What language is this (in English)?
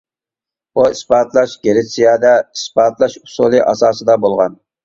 Uyghur